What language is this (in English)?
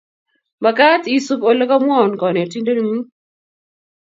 Kalenjin